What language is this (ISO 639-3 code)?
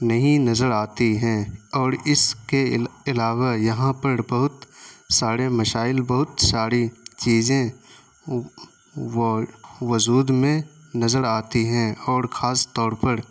urd